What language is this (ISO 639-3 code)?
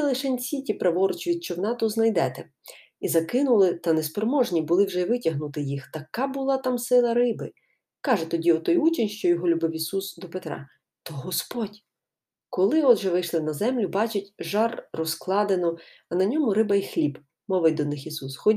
ukr